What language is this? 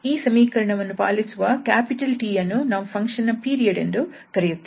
Kannada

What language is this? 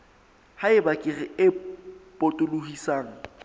Southern Sotho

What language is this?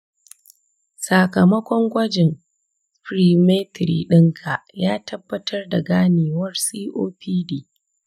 Hausa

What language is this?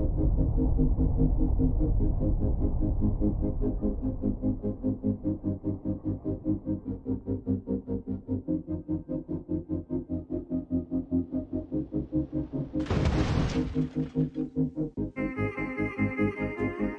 English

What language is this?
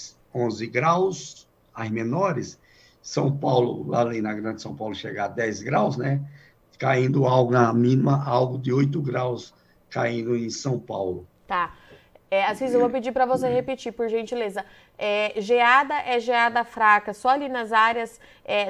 Portuguese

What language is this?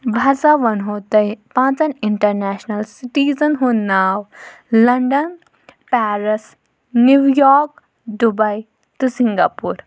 Kashmiri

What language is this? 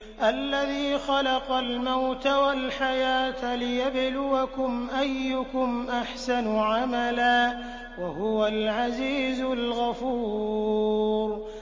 Arabic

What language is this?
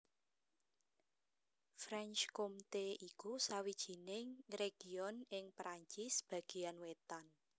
Javanese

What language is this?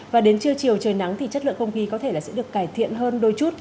Vietnamese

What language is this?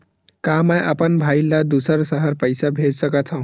Chhattisgarhi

